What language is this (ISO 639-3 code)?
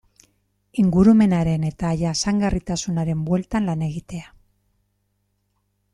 eus